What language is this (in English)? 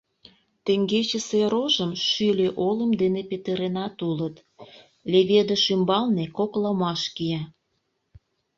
Mari